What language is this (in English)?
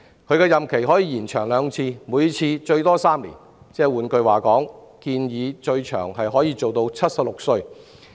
Cantonese